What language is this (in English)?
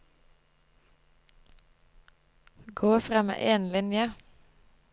Norwegian